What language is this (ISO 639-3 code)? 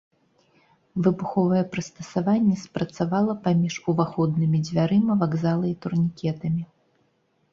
bel